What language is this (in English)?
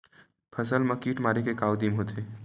Chhattisgarhi